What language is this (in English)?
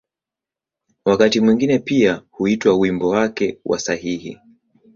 Swahili